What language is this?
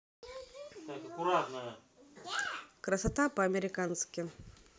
Russian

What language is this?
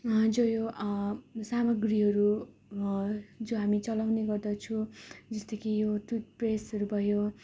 Nepali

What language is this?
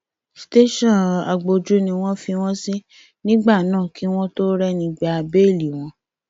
Yoruba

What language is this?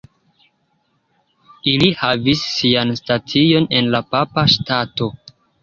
Esperanto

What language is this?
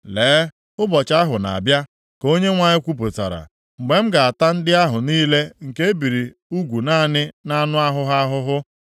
Igbo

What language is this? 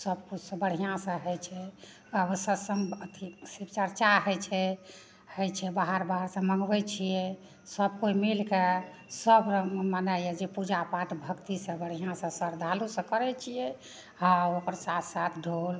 Maithili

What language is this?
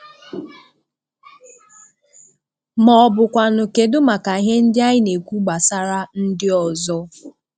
Igbo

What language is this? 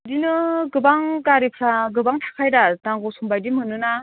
Bodo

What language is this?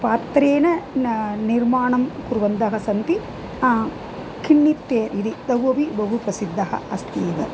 Sanskrit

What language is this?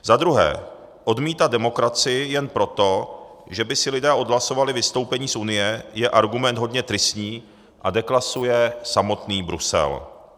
Czech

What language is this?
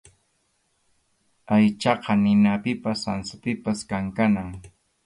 Arequipa-La Unión Quechua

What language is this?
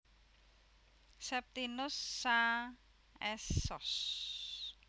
Javanese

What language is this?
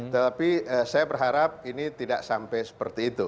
Indonesian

